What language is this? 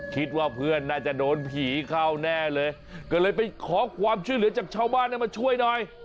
Thai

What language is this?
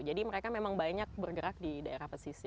Indonesian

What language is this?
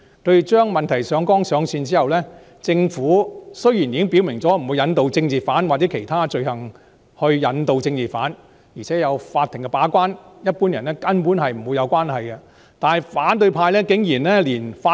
Cantonese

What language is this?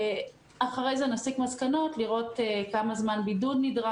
Hebrew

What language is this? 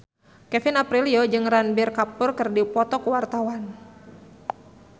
Sundanese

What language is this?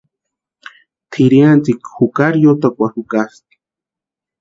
Western Highland Purepecha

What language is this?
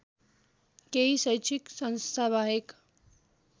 Nepali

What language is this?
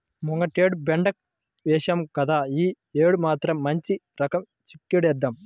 Telugu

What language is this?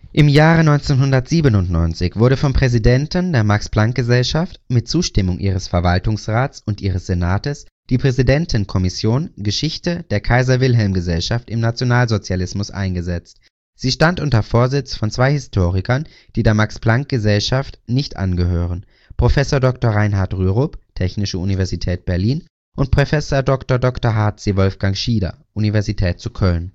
German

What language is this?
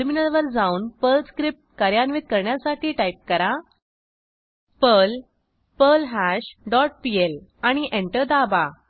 Marathi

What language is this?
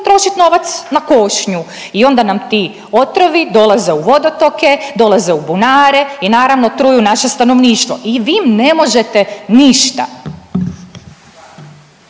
Croatian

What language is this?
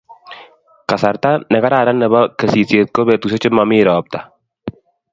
Kalenjin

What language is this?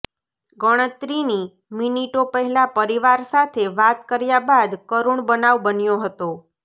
Gujarati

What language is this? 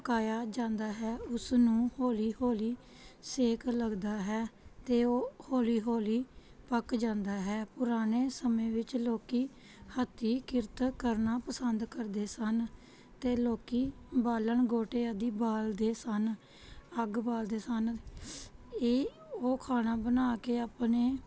Punjabi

